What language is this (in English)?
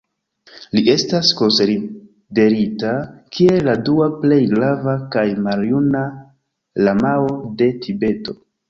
Esperanto